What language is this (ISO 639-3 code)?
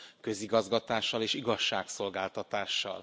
hun